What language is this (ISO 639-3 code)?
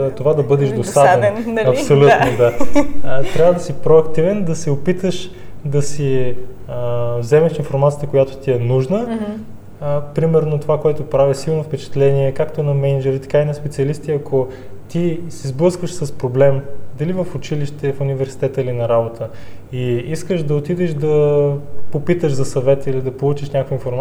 bul